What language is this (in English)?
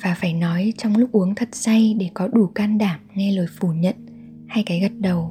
Vietnamese